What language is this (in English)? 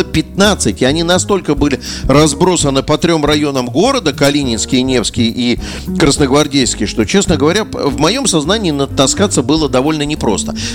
Russian